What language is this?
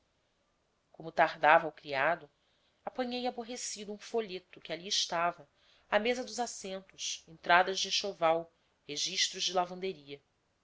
Portuguese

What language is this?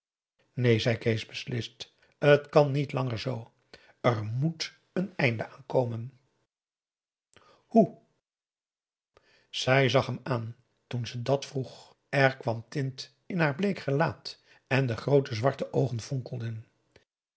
Dutch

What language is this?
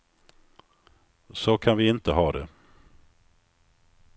Swedish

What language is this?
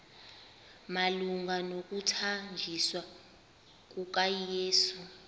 Xhosa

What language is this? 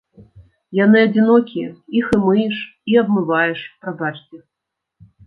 Belarusian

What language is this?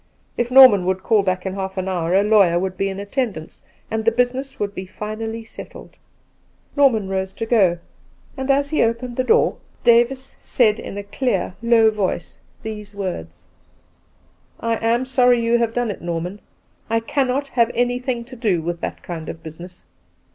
English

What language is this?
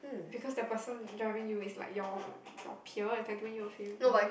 English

